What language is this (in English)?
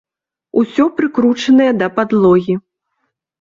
Belarusian